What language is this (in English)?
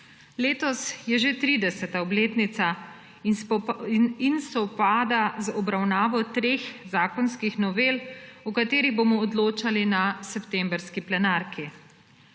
Slovenian